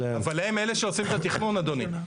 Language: Hebrew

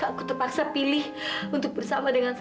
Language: Indonesian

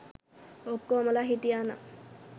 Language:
Sinhala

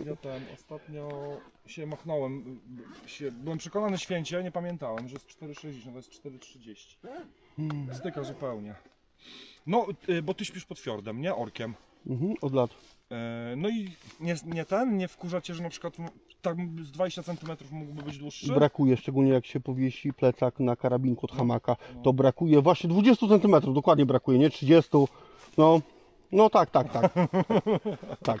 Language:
Polish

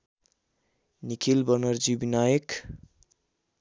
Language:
Nepali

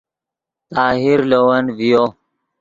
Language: Yidgha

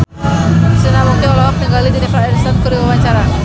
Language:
Sundanese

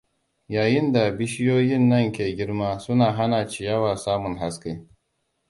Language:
Hausa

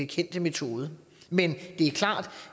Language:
Danish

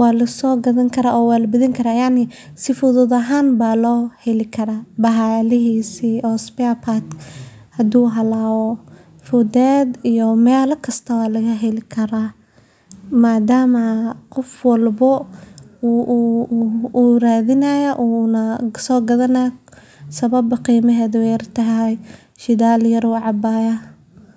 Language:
Somali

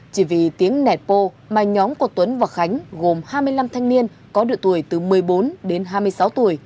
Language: Vietnamese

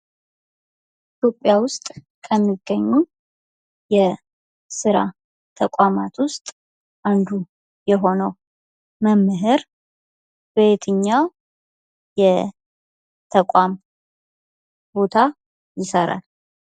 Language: Amharic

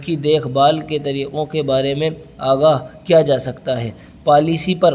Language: Urdu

